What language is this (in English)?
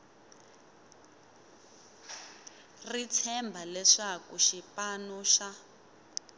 Tsonga